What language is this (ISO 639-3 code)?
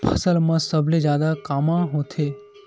hne